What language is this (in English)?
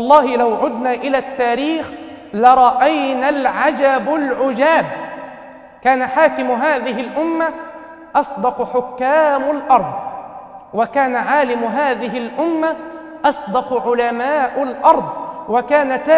Arabic